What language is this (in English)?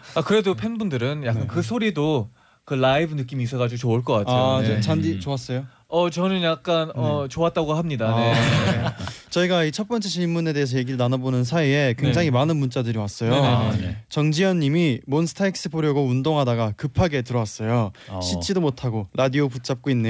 Korean